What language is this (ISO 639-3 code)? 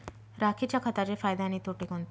mar